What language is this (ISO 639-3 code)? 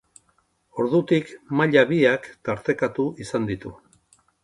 eus